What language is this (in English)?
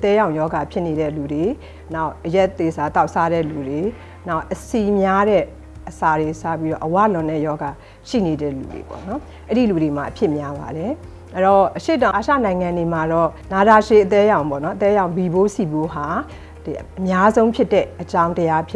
Korean